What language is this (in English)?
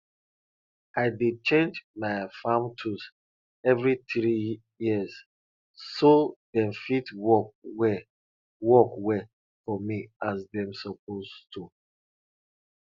Nigerian Pidgin